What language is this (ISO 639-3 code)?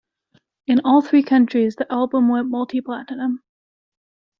eng